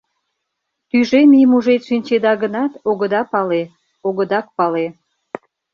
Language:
Mari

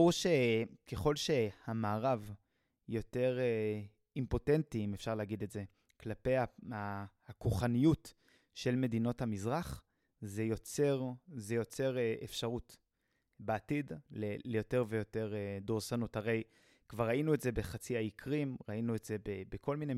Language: Hebrew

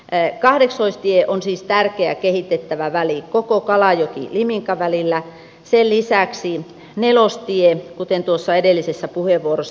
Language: Finnish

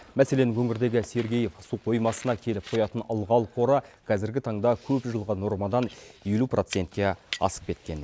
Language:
Kazakh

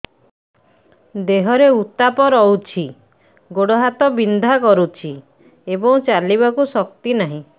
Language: Odia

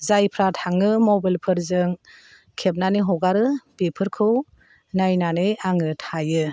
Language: Bodo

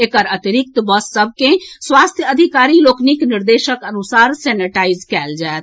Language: Maithili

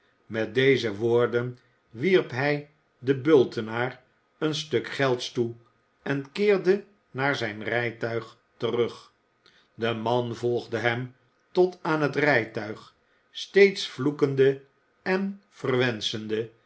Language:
Dutch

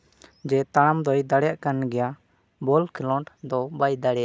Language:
Santali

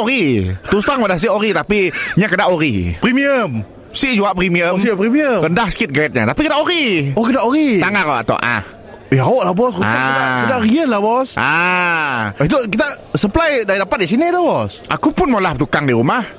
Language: Malay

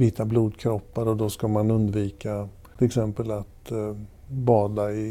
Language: Swedish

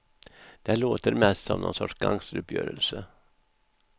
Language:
Swedish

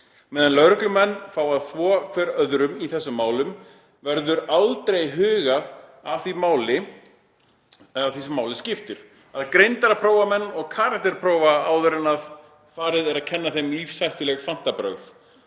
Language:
Icelandic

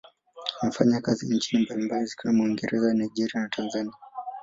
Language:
Swahili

